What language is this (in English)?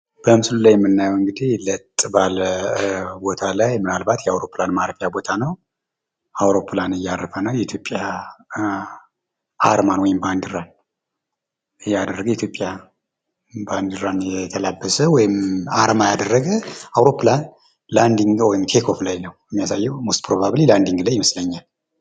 Amharic